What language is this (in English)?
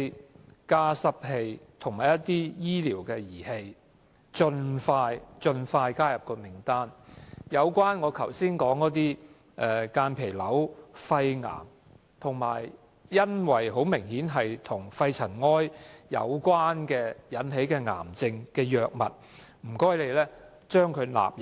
Cantonese